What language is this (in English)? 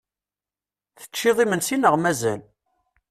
Kabyle